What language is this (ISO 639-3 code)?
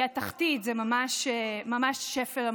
heb